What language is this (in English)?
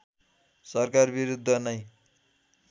Nepali